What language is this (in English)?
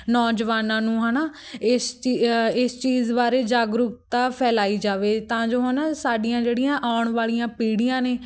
Punjabi